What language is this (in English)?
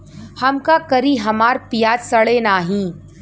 Bhojpuri